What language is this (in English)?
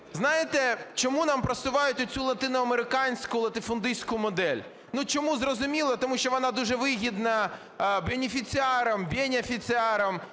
Ukrainian